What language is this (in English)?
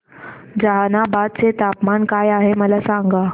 Marathi